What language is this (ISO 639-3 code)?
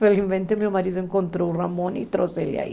por